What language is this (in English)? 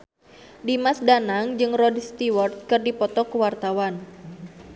Sundanese